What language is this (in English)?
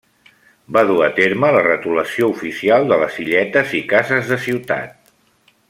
Catalan